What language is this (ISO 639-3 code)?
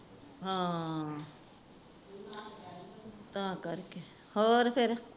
pan